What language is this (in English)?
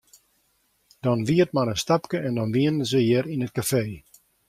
Western Frisian